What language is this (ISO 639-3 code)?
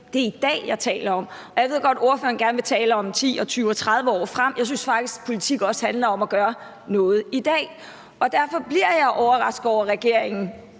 dan